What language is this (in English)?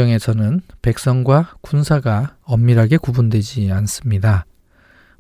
Korean